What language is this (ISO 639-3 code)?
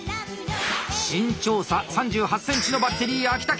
jpn